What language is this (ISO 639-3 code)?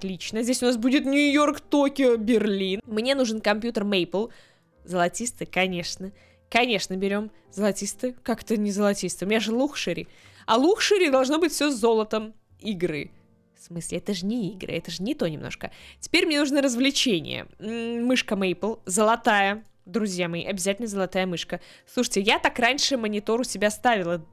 rus